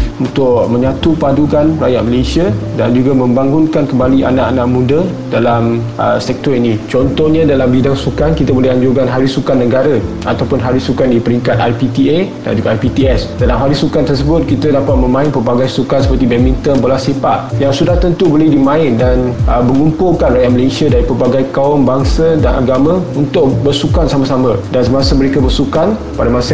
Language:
Malay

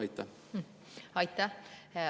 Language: Estonian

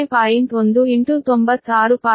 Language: Kannada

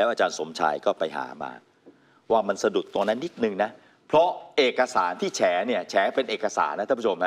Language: Thai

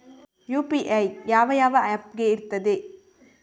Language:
Kannada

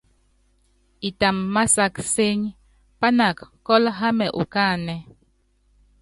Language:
Yangben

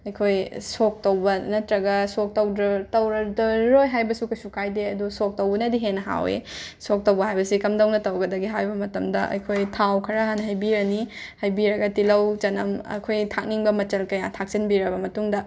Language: Manipuri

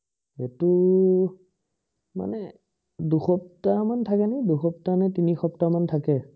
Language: Assamese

